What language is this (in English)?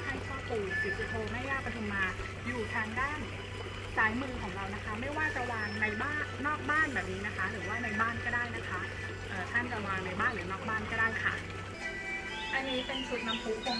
Thai